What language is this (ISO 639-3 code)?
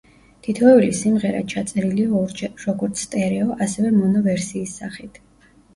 kat